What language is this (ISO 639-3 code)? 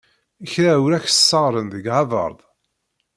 kab